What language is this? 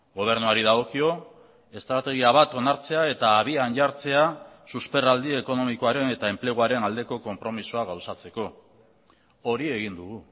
Basque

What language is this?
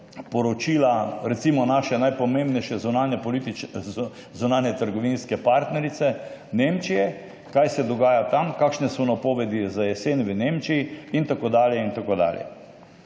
Slovenian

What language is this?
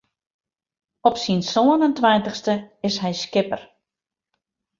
Western Frisian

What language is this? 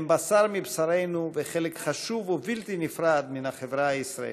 Hebrew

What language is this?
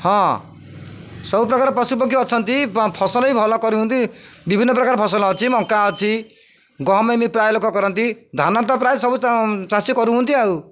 Odia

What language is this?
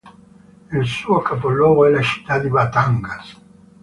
Italian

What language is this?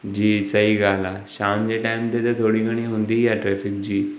Sindhi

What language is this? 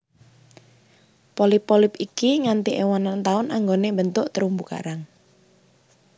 Javanese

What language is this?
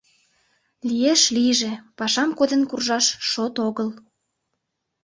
Mari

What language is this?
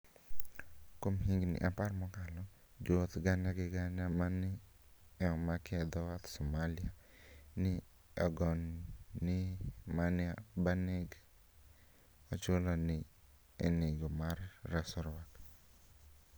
Luo (Kenya and Tanzania)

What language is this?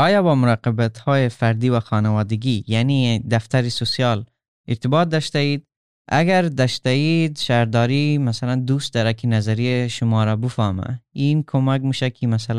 Persian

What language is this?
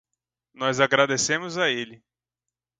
Portuguese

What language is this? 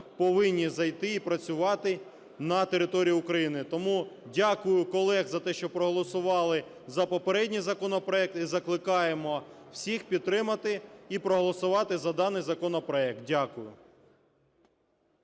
Ukrainian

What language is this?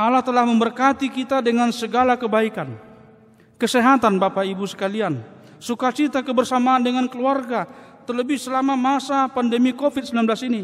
Indonesian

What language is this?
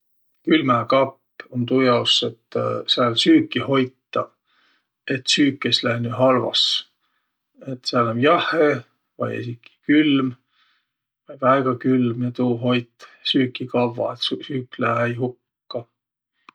Võro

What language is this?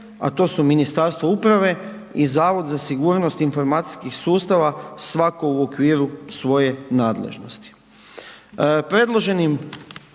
Croatian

